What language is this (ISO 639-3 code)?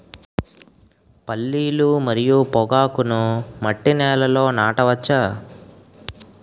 tel